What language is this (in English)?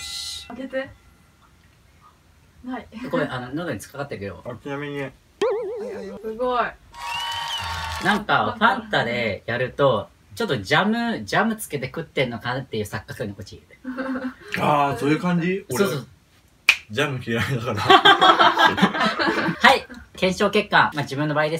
Japanese